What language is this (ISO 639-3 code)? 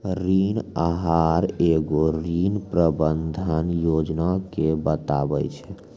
mai